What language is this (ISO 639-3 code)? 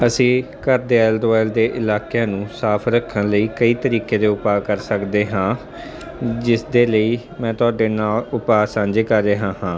pan